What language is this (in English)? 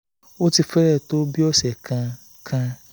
Yoruba